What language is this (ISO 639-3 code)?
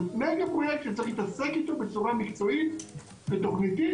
heb